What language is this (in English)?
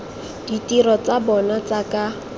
Tswana